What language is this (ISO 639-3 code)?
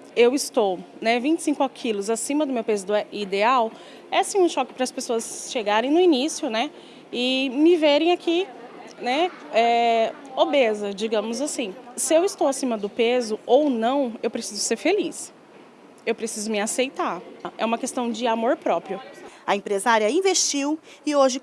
por